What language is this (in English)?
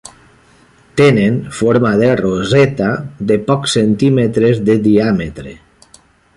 Catalan